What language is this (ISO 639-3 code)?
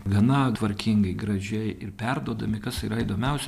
lit